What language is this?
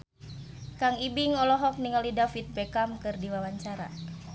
Sundanese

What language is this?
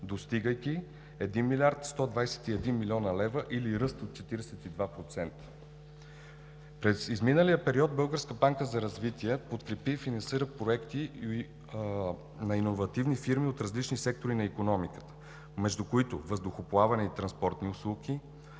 Bulgarian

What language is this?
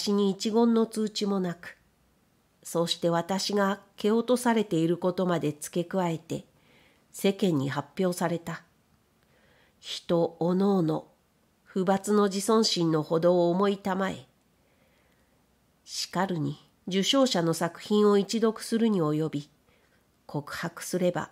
Japanese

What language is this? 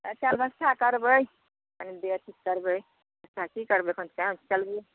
Maithili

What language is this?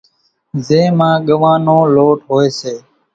Kachi Koli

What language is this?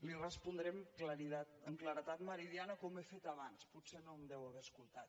Catalan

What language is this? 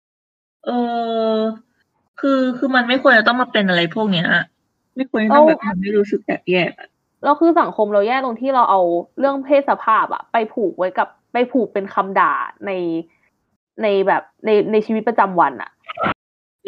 Thai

